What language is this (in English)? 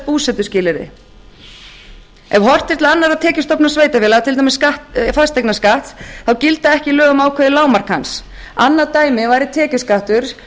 Icelandic